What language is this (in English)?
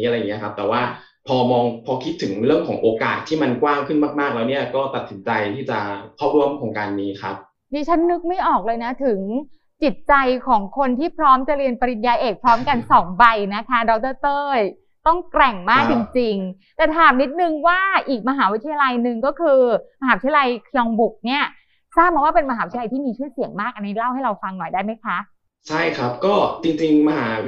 Thai